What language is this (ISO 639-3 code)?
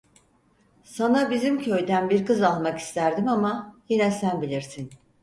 tur